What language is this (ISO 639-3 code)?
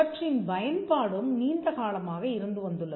tam